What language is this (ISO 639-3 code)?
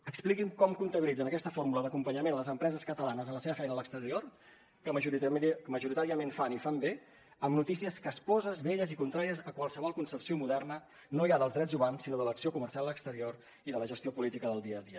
cat